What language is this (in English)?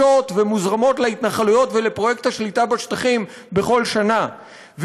Hebrew